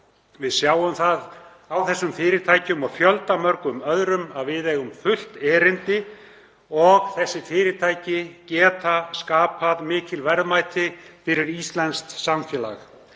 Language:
Icelandic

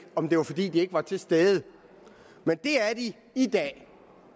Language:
Danish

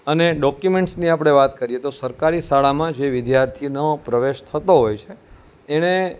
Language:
Gujarati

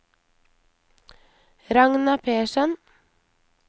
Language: Norwegian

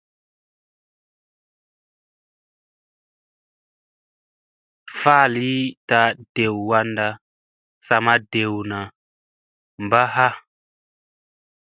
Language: Musey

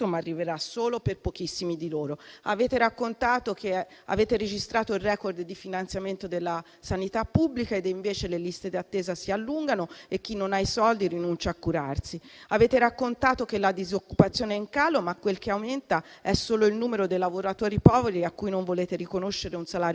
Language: Italian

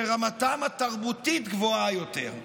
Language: Hebrew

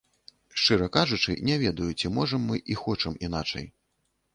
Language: Belarusian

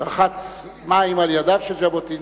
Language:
Hebrew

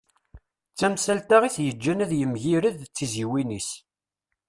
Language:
Kabyle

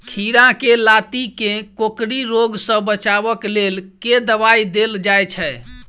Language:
Maithili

